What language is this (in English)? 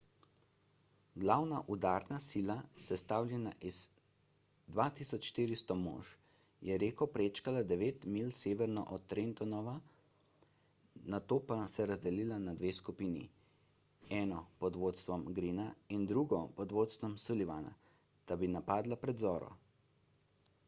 Slovenian